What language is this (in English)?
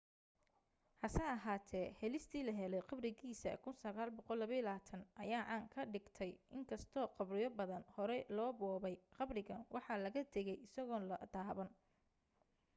Somali